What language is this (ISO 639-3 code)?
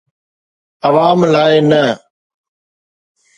snd